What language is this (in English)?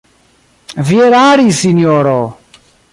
Esperanto